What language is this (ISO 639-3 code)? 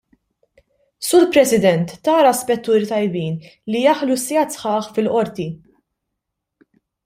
mlt